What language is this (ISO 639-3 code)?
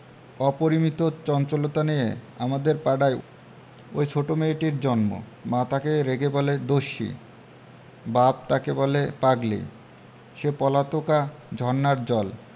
ben